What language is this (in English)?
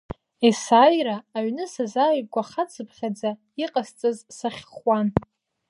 Abkhazian